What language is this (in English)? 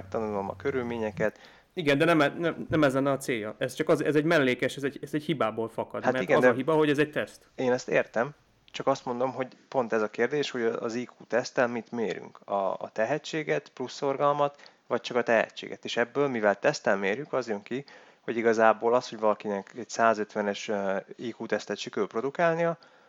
Hungarian